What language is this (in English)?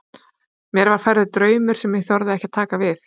Icelandic